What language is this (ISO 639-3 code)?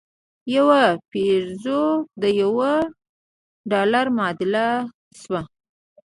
pus